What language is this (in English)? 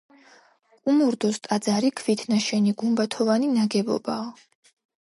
Georgian